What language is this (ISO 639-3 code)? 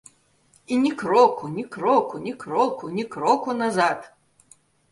bel